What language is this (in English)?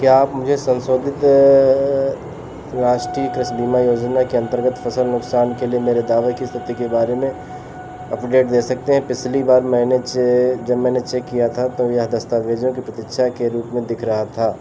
Hindi